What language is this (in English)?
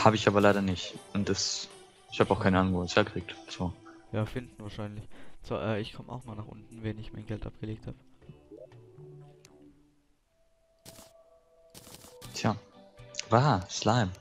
German